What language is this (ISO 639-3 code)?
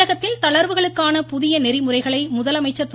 tam